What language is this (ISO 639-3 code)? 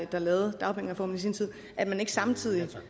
dan